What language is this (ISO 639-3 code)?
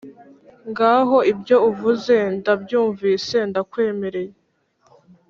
kin